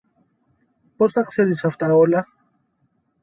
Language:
Greek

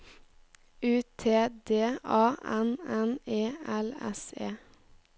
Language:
Norwegian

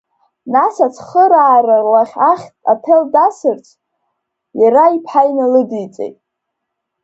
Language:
Abkhazian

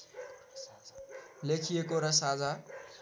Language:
Nepali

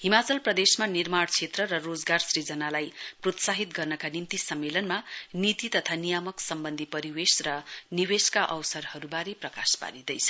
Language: Nepali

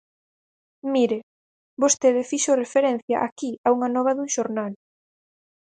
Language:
Galician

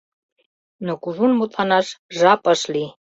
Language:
Mari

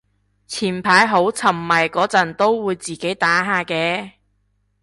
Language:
Cantonese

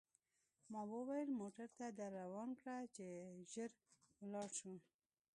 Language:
Pashto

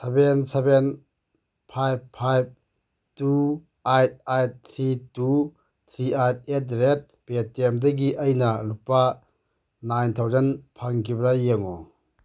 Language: Manipuri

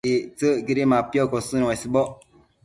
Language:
Matsés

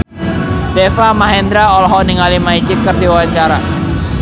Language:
Sundanese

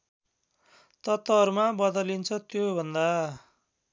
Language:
Nepali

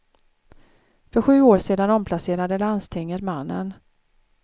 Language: Swedish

